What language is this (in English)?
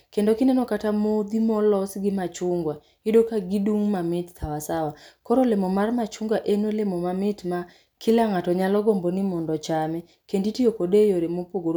Luo (Kenya and Tanzania)